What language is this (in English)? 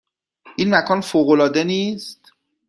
Persian